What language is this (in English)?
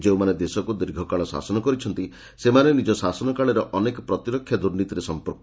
Odia